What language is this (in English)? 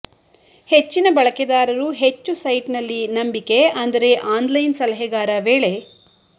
Kannada